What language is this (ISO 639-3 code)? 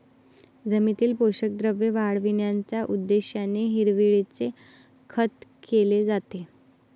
mar